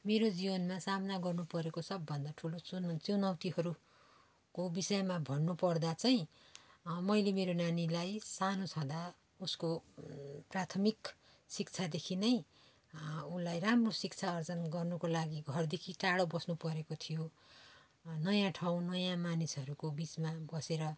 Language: Nepali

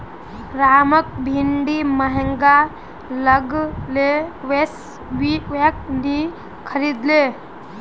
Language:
Magahi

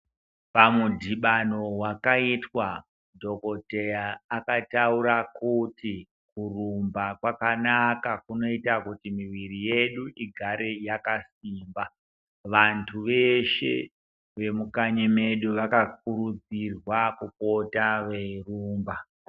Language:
Ndau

